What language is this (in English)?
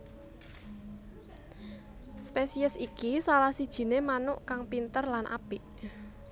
Javanese